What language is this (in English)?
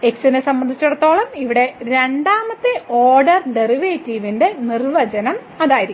Malayalam